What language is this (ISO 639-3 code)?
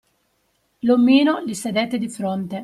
ita